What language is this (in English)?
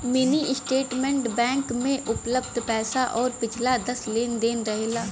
Bhojpuri